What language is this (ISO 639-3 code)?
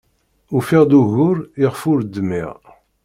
kab